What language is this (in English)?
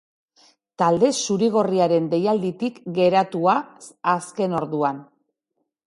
Basque